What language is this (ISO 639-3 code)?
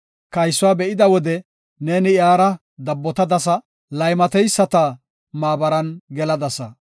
gof